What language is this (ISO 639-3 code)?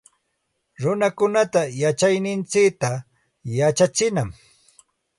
qxt